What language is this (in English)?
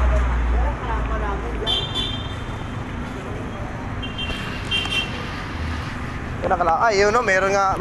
Filipino